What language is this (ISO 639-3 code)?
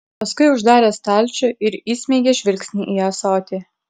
lit